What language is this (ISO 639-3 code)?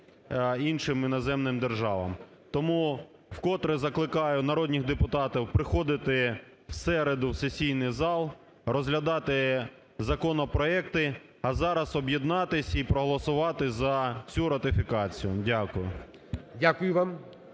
ukr